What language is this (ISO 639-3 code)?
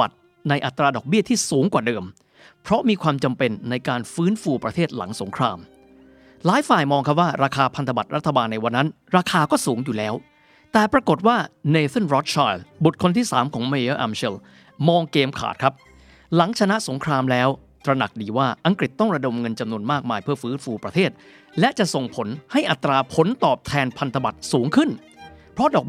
tha